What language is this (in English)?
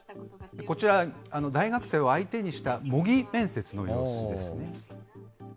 Japanese